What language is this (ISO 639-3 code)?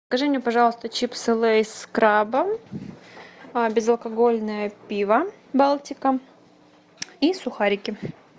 rus